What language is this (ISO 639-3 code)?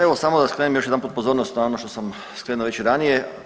hrv